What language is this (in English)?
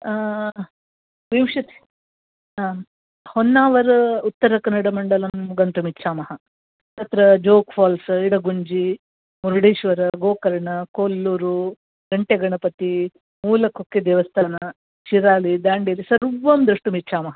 Sanskrit